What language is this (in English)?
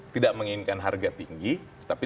Indonesian